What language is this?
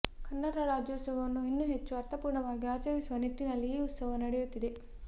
Kannada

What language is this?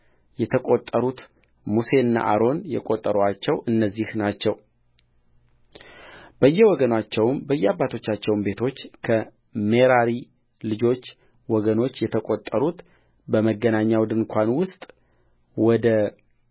Amharic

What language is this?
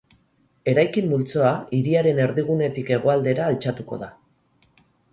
Basque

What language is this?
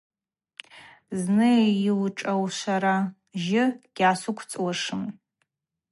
Abaza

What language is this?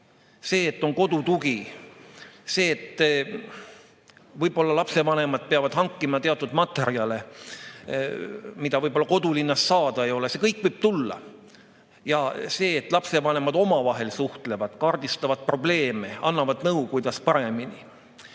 Estonian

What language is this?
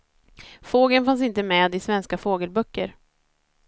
Swedish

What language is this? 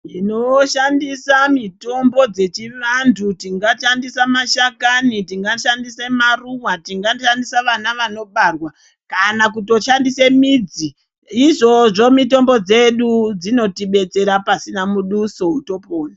Ndau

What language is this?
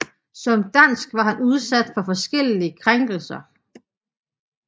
Danish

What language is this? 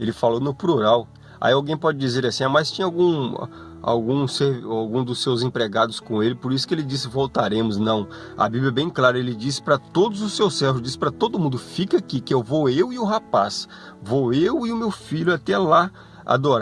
Portuguese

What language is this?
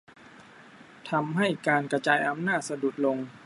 Thai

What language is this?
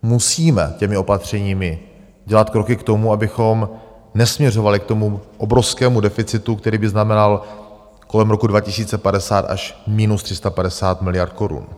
Czech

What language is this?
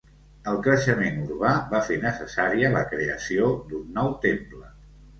Catalan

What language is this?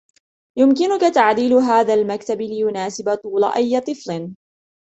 Arabic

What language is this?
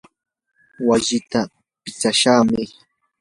Yanahuanca Pasco Quechua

